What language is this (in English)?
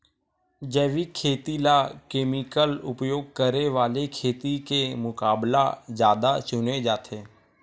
Chhattisgarhi